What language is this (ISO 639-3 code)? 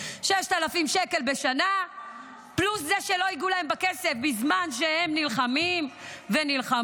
heb